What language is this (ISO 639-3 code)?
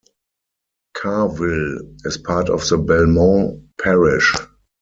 eng